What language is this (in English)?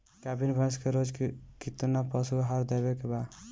Bhojpuri